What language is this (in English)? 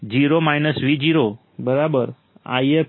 Gujarati